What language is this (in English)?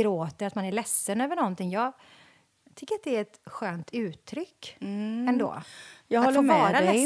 Swedish